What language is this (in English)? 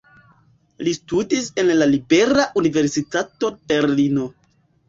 Esperanto